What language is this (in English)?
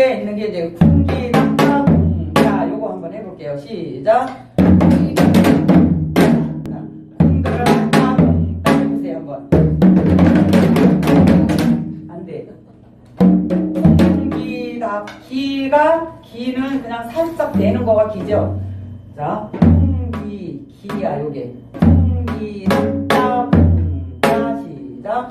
Korean